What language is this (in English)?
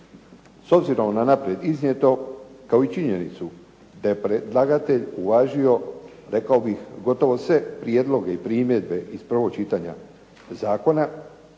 Croatian